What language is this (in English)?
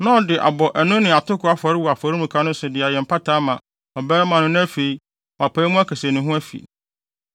Akan